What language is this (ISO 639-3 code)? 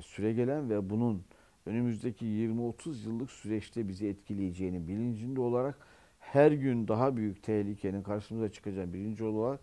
tur